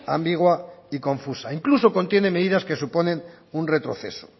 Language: Spanish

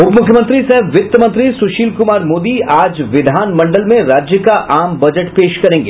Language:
Hindi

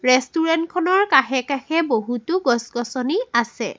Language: Assamese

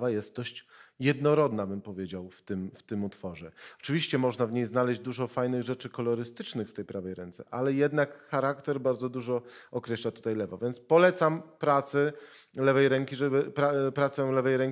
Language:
Polish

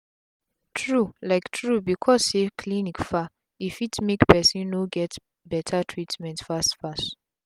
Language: Nigerian Pidgin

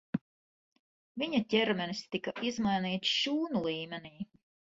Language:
Latvian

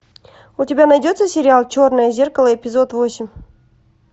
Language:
Russian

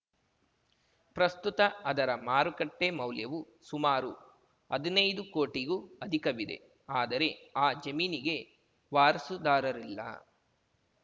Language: Kannada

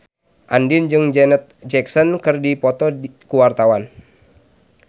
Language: Sundanese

